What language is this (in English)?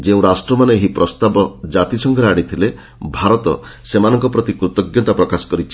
Odia